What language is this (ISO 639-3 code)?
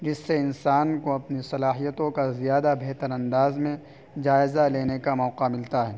urd